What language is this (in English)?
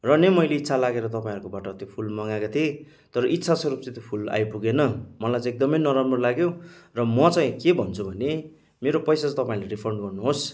Nepali